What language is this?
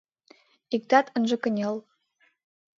Mari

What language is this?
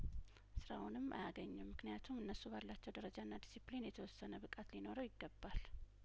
Amharic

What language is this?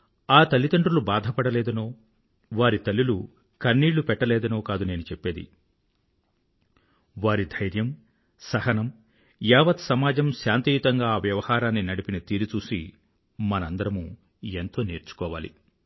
Telugu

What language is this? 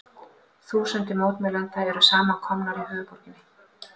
Icelandic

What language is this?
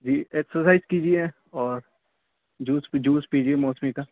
Urdu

